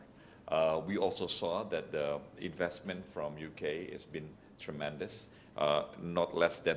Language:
Indonesian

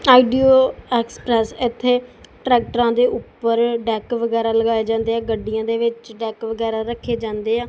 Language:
Punjabi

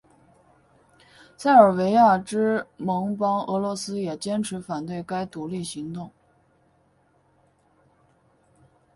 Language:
Chinese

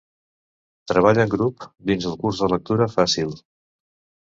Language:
Catalan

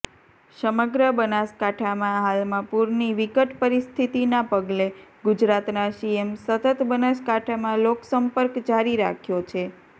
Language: Gujarati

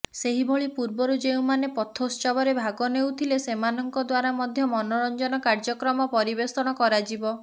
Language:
Odia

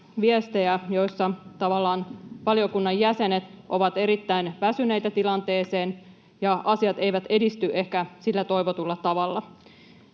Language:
Finnish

